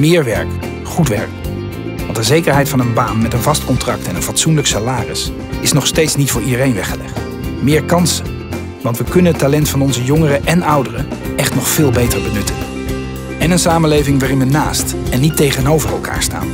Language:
Dutch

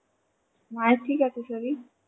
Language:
Bangla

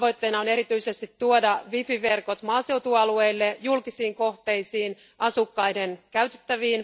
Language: Finnish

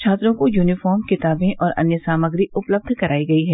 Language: Hindi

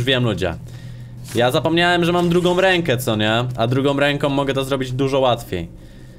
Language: Polish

